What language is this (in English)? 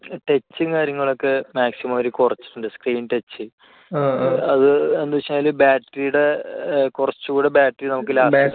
Malayalam